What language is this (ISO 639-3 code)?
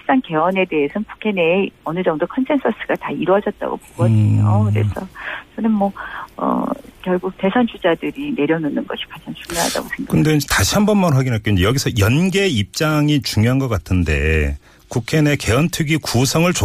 kor